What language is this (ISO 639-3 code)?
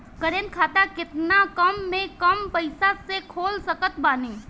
bho